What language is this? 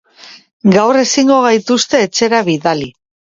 Basque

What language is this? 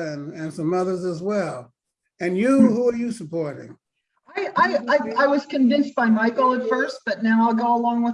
English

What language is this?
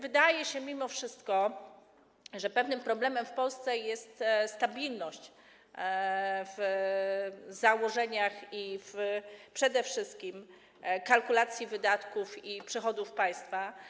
Polish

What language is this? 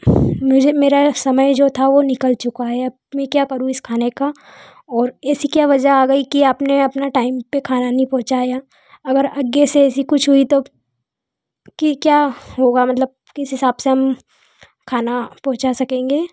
Hindi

